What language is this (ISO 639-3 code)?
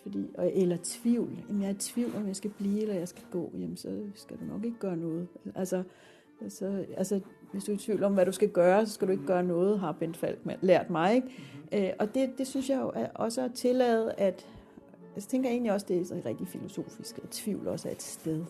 dan